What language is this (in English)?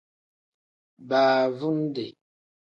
Tem